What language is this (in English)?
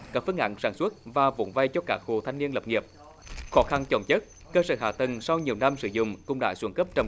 Vietnamese